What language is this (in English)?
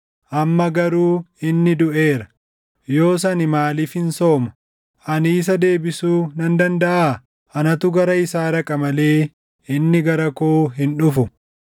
Oromo